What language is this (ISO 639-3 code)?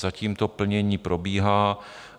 ces